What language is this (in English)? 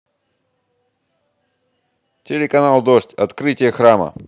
Russian